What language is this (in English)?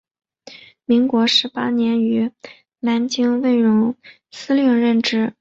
Chinese